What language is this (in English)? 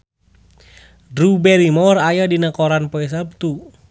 Sundanese